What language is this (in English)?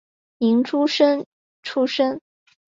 Chinese